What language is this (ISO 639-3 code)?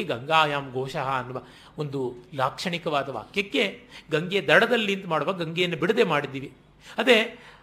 kan